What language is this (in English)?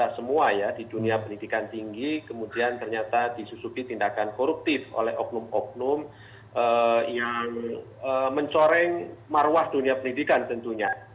Indonesian